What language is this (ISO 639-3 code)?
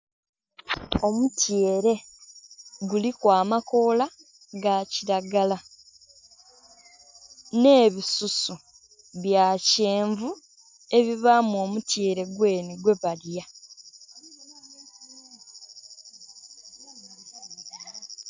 xog